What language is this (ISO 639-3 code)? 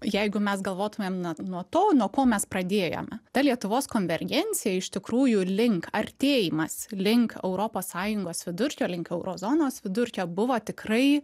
lit